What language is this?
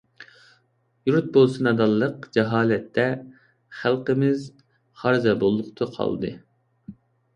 Uyghur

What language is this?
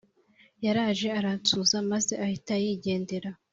Kinyarwanda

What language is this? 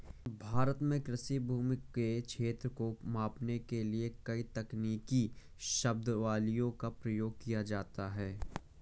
Hindi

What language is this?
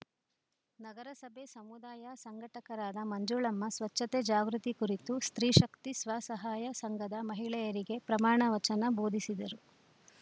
Kannada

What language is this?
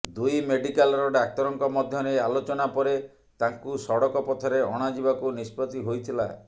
Odia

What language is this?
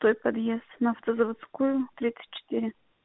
Russian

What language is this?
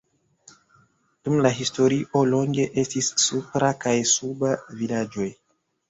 Esperanto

